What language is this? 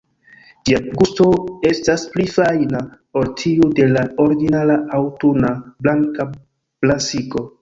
Esperanto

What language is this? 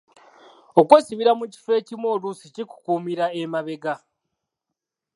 Ganda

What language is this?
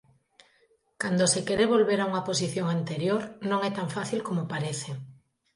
Galician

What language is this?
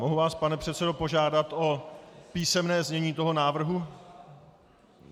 Czech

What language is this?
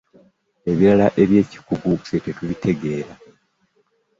Ganda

